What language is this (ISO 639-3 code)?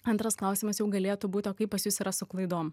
lit